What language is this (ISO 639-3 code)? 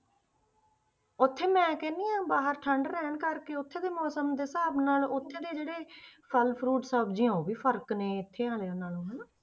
pan